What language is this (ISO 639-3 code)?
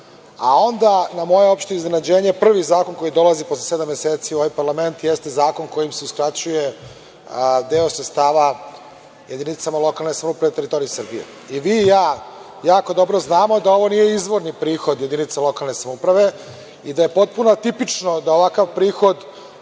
srp